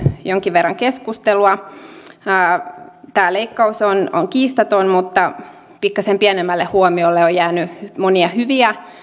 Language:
Finnish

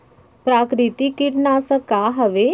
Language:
Chhattisgarhi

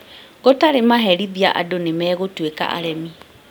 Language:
Kikuyu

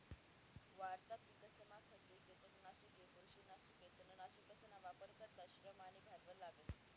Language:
Marathi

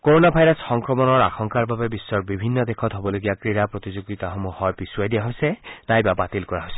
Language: Assamese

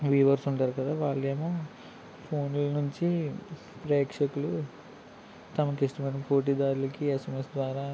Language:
Telugu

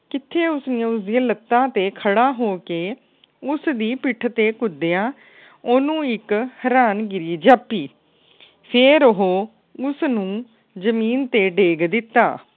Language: Punjabi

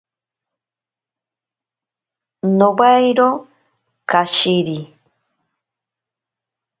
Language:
Ashéninka Perené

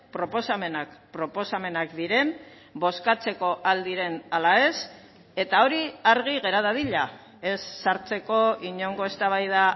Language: Basque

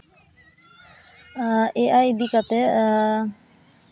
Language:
Santali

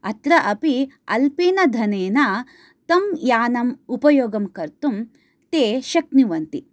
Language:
Sanskrit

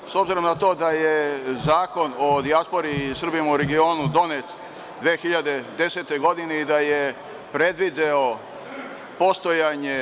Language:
Serbian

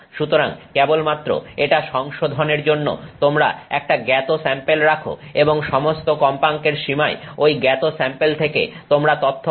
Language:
Bangla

